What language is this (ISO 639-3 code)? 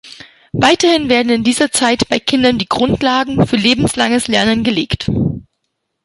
deu